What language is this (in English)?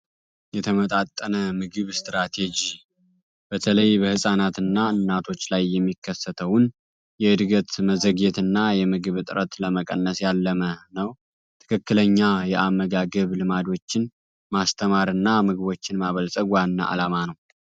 Amharic